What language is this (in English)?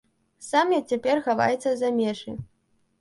Belarusian